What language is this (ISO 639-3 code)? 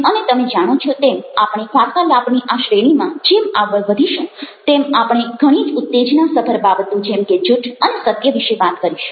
guj